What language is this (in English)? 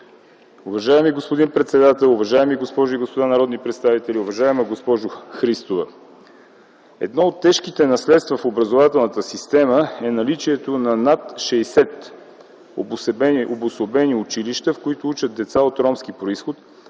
Bulgarian